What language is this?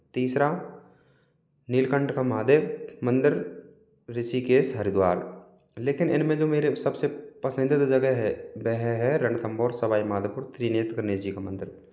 Hindi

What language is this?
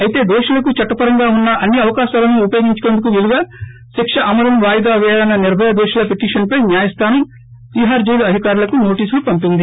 Telugu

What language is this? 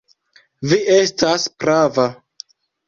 Esperanto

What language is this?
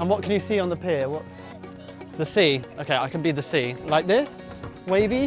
English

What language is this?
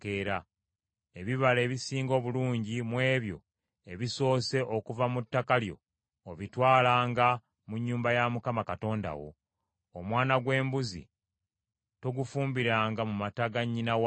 Ganda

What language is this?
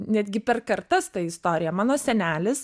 Lithuanian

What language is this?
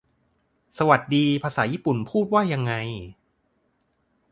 Thai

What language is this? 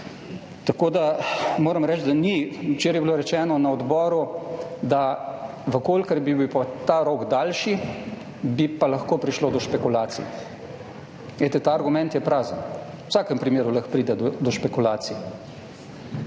Slovenian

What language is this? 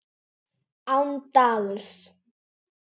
Icelandic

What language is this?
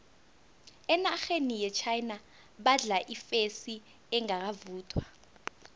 South Ndebele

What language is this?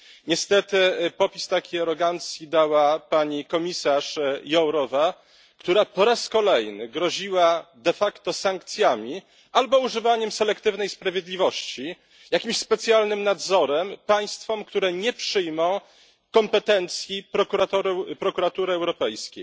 Polish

